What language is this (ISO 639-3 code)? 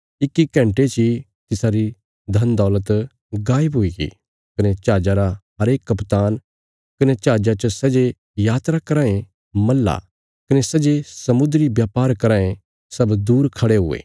kfs